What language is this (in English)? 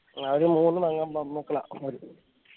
Malayalam